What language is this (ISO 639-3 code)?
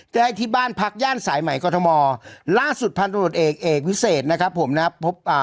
tha